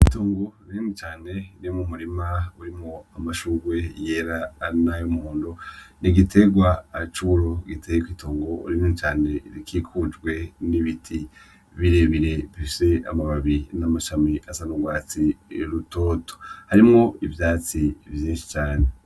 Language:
Rundi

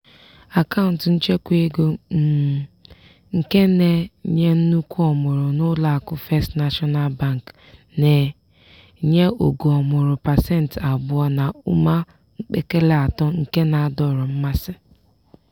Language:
Igbo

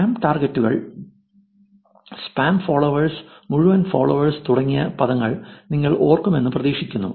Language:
Malayalam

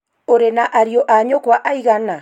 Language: Kikuyu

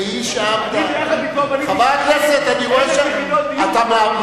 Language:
Hebrew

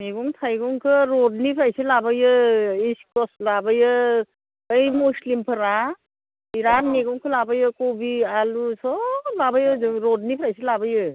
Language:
Bodo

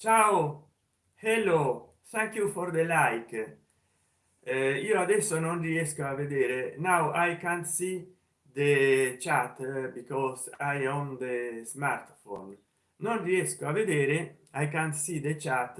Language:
Italian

